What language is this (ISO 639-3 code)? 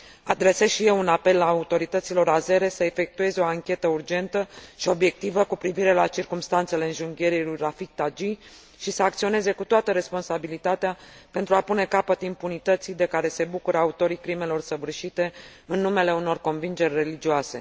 ron